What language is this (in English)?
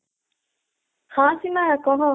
Odia